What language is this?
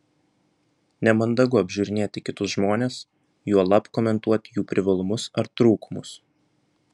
Lithuanian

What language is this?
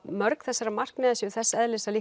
Icelandic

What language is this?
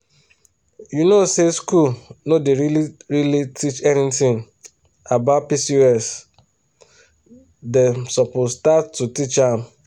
Nigerian Pidgin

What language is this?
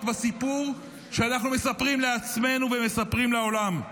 Hebrew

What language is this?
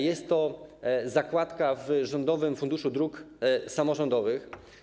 Polish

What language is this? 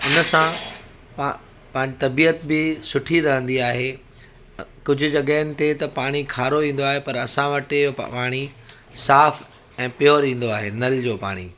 Sindhi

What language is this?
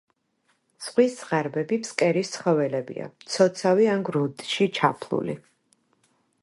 Georgian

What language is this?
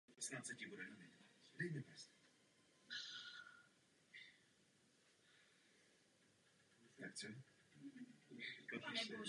Czech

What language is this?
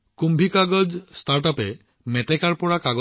Assamese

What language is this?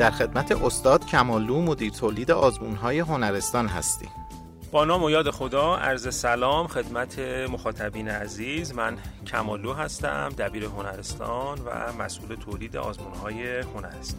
Persian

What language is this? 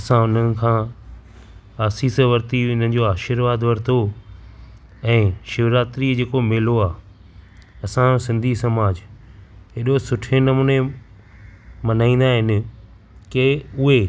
Sindhi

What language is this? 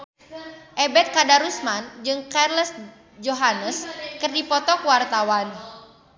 Sundanese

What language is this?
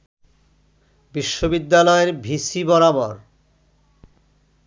Bangla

